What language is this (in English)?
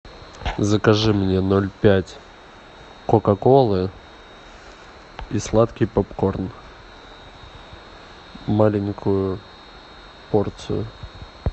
Russian